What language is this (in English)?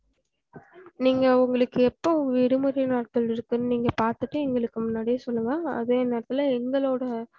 Tamil